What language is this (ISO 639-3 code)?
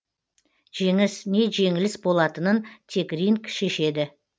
kaz